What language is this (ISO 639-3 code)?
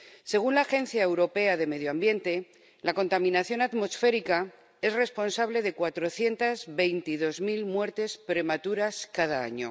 spa